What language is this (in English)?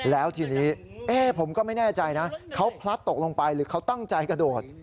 Thai